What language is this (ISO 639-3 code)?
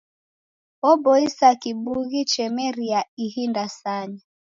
dav